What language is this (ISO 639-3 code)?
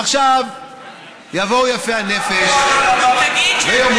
heb